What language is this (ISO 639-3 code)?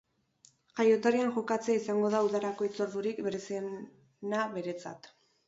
eus